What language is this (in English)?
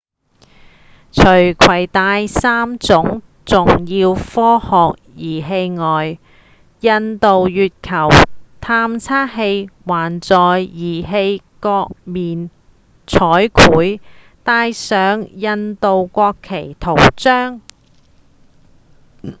Cantonese